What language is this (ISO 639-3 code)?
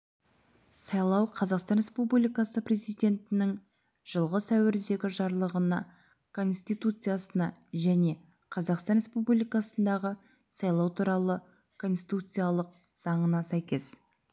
kaz